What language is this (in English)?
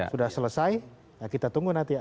Indonesian